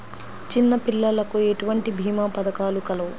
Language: Telugu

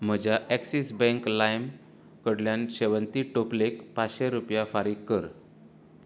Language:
Konkani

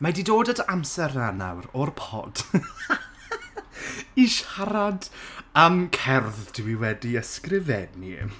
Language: Welsh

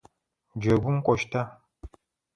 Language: Adyghe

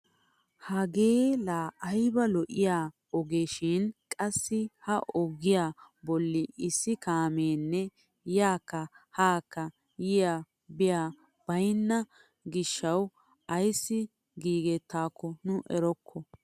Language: Wolaytta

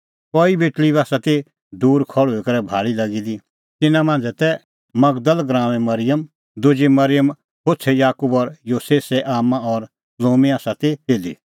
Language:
Kullu Pahari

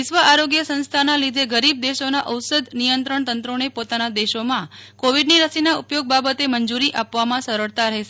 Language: Gujarati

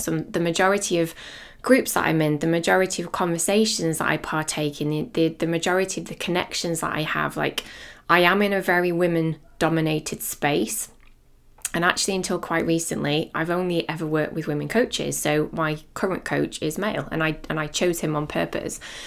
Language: English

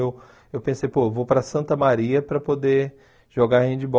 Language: Portuguese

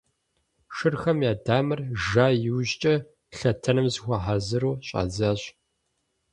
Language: Kabardian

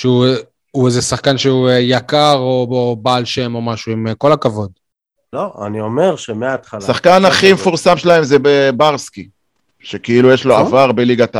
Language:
Hebrew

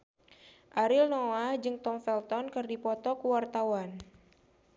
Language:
Sundanese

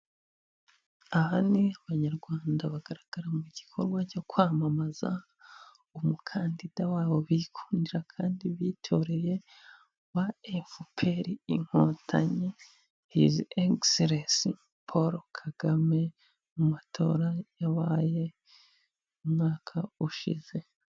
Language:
Kinyarwanda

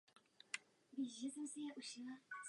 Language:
Czech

